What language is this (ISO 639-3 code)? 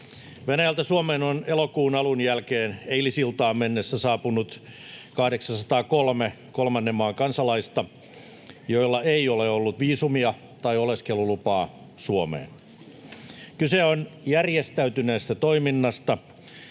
fin